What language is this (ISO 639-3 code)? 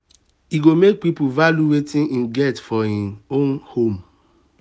pcm